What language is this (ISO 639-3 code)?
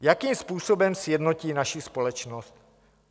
ces